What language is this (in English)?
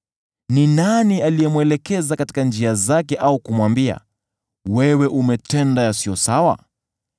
Swahili